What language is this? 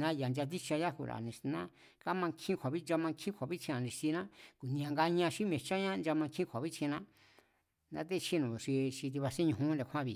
Mazatlán Mazatec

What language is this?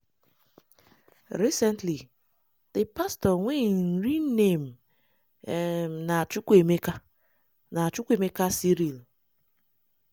Nigerian Pidgin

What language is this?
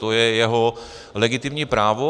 Czech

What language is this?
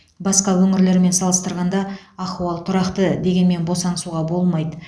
Kazakh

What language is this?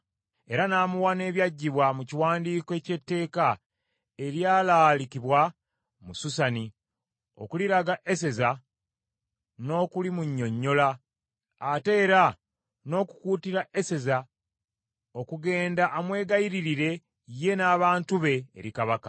Ganda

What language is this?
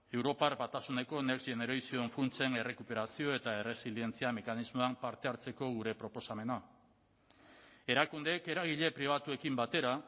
Basque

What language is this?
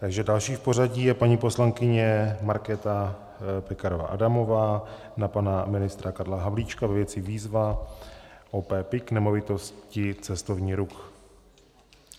Czech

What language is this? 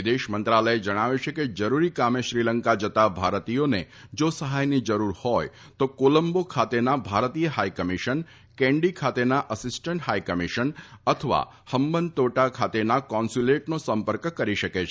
Gujarati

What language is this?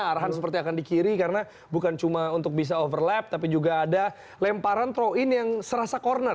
Indonesian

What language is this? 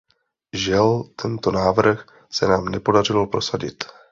Czech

